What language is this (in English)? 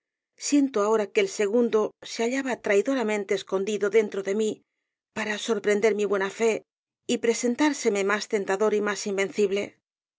Spanish